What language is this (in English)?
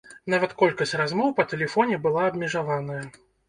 Belarusian